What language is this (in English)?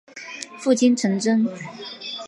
Chinese